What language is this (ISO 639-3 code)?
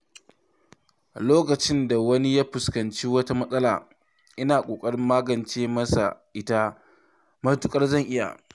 hau